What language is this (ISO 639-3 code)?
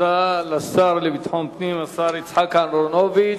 heb